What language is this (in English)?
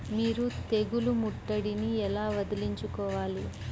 Telugu